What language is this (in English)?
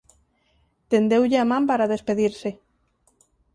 Galician